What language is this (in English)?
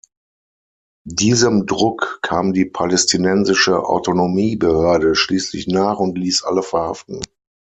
German